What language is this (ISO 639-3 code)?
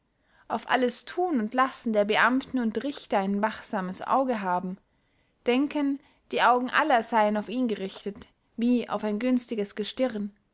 deu